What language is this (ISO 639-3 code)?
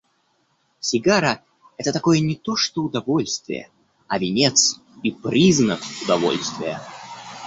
rus